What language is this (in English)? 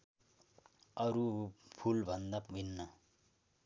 Nepali